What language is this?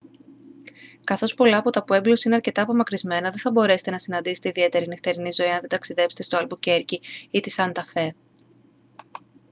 Greek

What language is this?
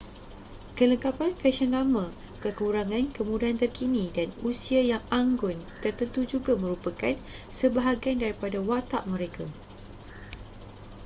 Malay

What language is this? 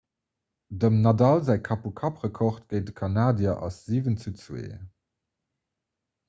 Luxembourgish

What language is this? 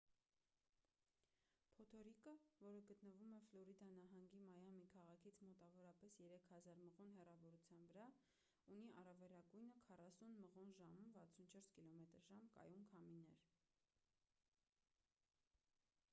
Armenian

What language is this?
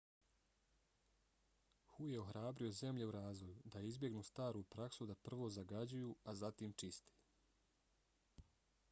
Bosnian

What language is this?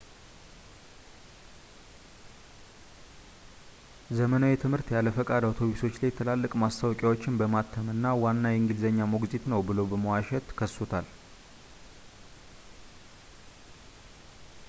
Amharic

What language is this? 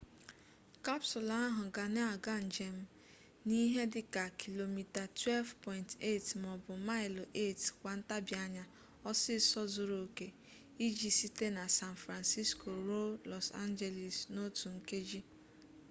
Igbo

